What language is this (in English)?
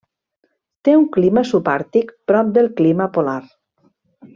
Catalan